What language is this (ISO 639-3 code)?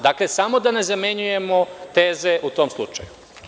srp